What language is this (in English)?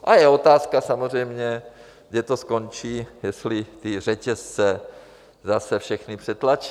Czech